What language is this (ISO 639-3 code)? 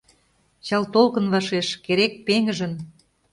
chm